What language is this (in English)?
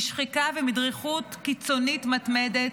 Hebrew